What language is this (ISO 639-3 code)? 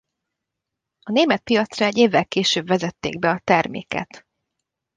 hun